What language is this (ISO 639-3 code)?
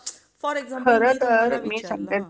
mar